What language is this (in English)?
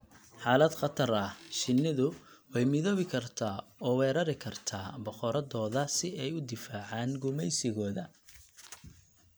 Somali